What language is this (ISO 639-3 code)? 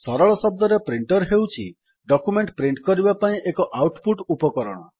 ori